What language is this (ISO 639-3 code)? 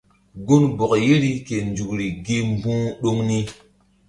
mdd